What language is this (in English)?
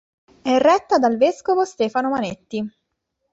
Italian